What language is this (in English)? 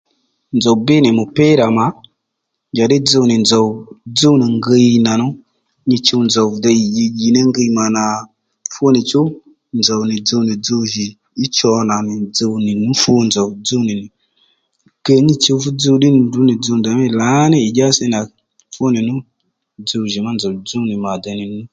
Lendu